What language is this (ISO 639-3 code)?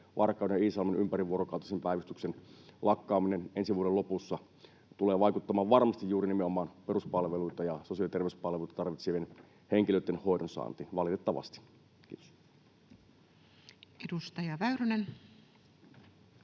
fin